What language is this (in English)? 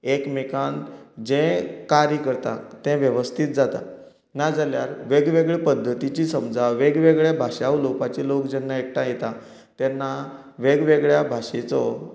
Konkani